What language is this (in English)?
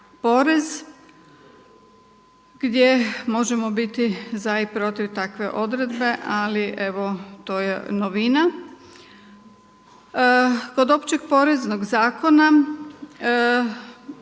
Croatian